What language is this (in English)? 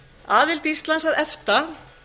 Icelandic